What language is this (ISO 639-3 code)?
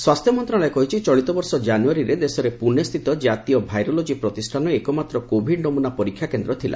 ori